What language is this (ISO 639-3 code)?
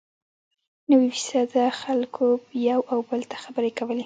pus